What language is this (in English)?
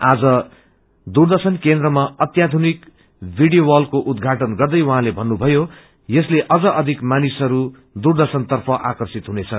Nepali